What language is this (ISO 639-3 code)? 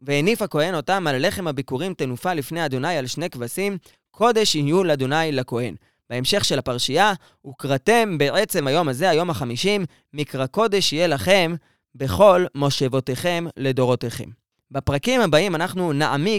heb